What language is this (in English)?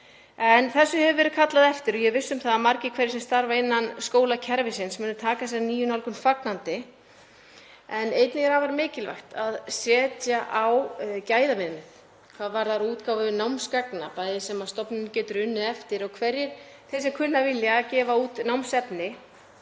Icelandic